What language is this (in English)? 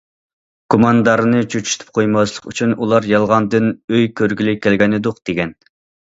Uyghur